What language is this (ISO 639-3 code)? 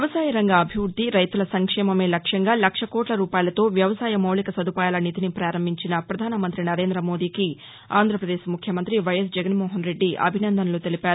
tel